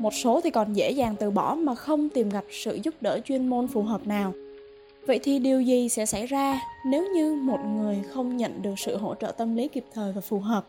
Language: Vietnamese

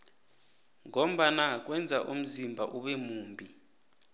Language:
South Ndebele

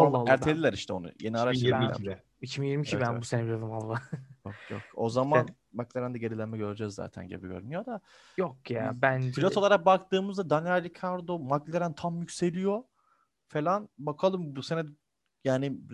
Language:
Turkish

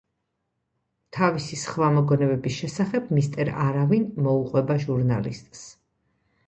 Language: Georgian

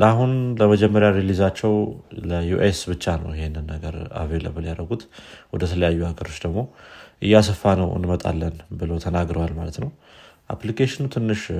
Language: Amharic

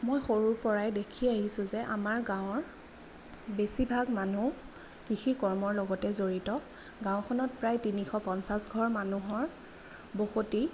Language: Assamese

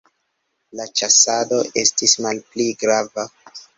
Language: Esperanto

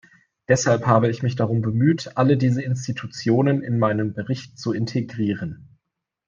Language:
German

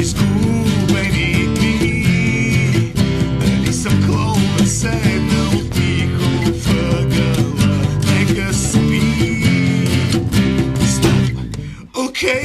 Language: Czech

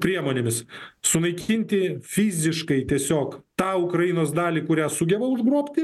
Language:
Lithuanian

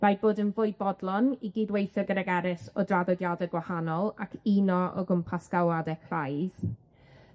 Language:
Welsh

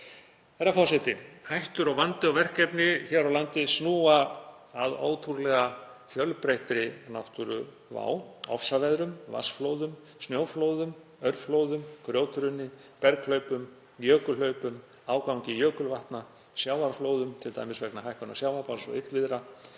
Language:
Icelandic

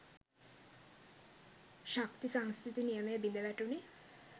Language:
Sinhala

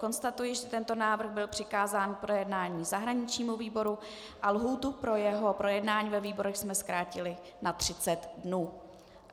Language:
Czech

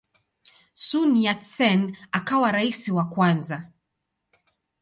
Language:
Swahili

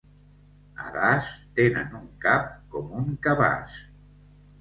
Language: Catalan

